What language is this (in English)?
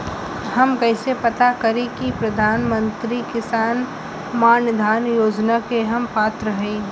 Bhojpuri